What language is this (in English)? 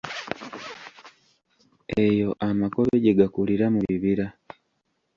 Ganda